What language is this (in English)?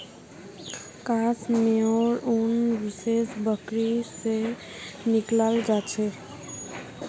Magahi